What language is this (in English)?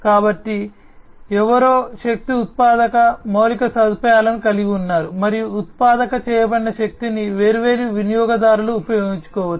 Telugu